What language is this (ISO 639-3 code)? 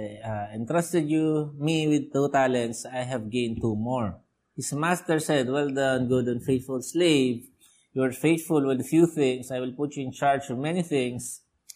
fil